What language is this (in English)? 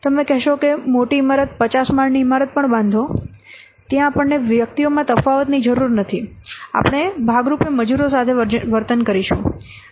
Gujarati